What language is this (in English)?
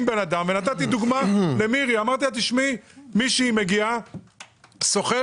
Hebrew